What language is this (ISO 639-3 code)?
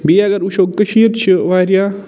kas